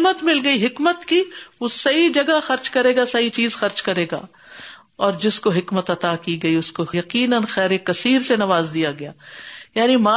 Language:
Urdu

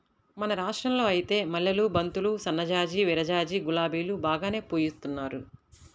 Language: Telugu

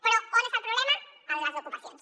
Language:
Catalan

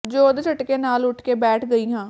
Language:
Punjabi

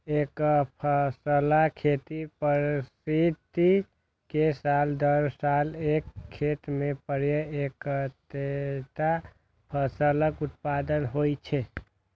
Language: Maithili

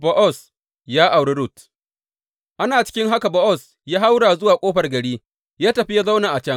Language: Hausa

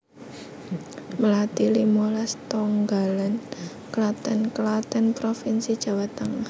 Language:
Javanese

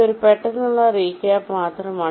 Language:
Malayalam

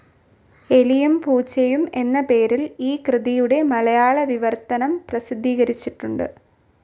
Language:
Malayalam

